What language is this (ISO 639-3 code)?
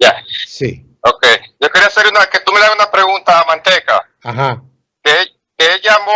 spa